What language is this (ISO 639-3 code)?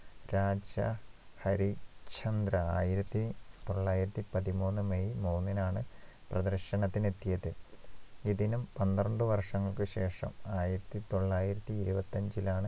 mal